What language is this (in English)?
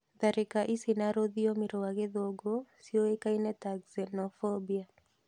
Kikuyu